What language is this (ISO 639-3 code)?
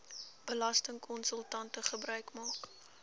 afr